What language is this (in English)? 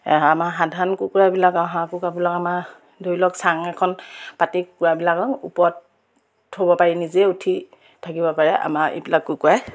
Assamese